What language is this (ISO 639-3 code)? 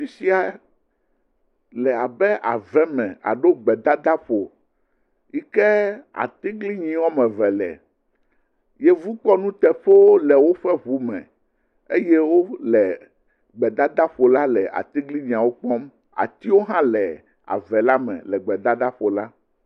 ewe